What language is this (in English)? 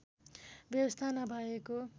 Nepali